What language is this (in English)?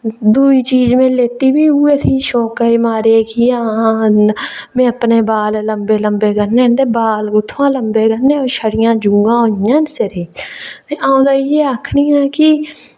Dogri